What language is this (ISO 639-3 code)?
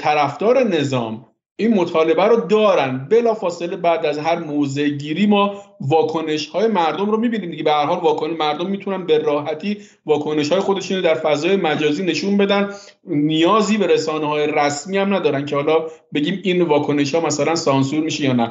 fas